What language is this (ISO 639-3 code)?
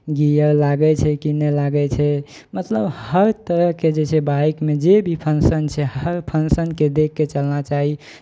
mai